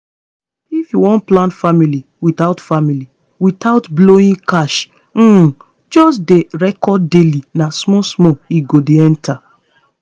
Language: Nigerian Pidgin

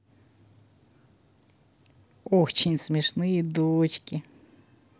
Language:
Russian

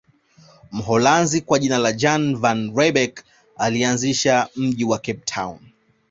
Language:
Swahili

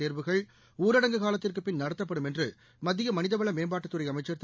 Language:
Tamil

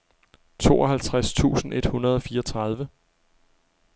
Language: Danish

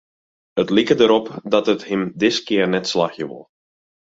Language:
Western Frisian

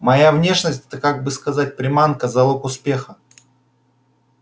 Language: Russian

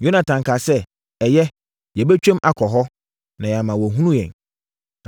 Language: Akan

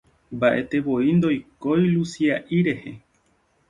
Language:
Guarani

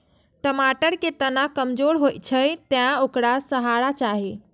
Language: Maithili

